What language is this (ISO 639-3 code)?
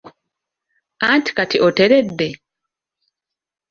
lug